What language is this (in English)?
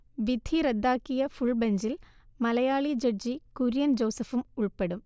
Malayalam